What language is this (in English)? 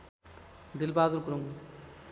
Nepali